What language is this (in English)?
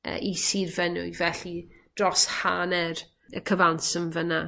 Welsh